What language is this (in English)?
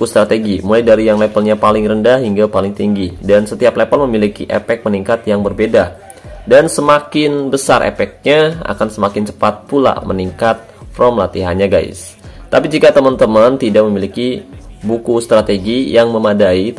Indonesian